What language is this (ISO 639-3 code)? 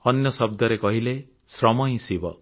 ori